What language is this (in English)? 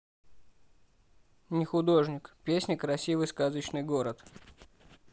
Russian